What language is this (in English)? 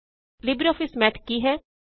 Punjabi